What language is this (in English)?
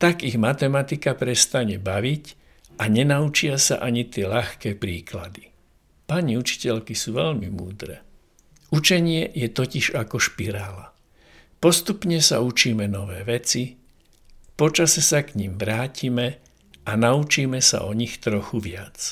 Slovak